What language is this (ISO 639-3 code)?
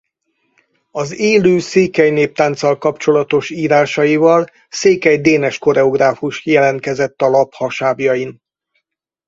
hun